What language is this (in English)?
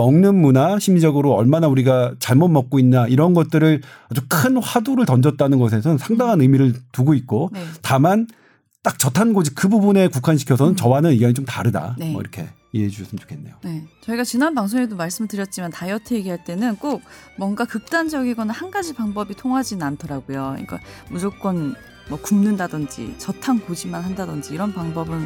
Korean